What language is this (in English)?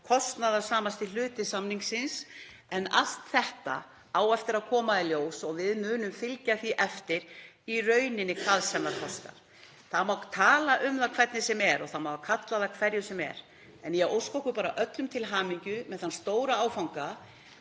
Icelandic